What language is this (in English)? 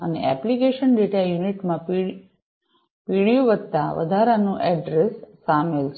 Gujarati